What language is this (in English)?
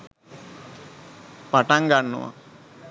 Sinhala